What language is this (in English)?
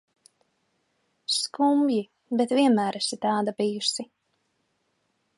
Latvian